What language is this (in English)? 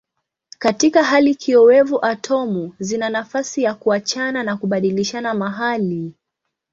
Swahili